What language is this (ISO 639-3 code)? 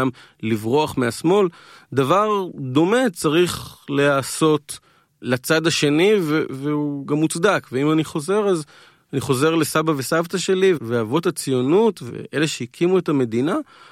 heb